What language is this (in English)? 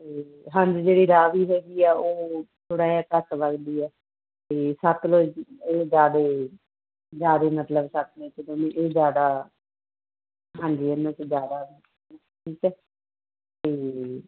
Punjabi